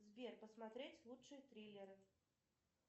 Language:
Russian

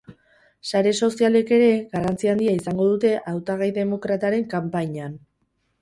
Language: Basque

